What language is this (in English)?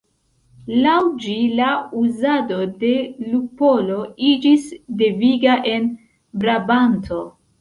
Esperanto